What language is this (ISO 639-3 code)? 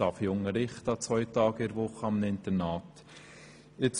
gsw